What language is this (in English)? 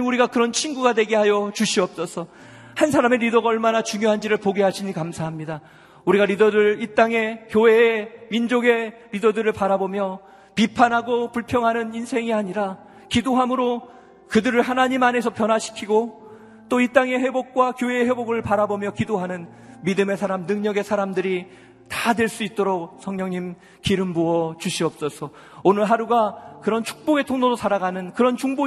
Korean